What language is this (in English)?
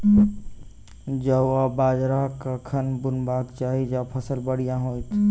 Maithili